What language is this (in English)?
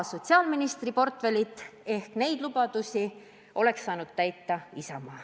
Estonian